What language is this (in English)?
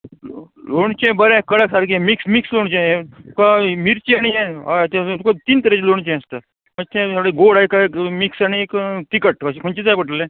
Konkani